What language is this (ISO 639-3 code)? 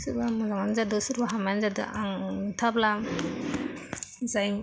brx